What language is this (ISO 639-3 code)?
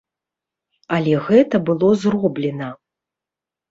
bel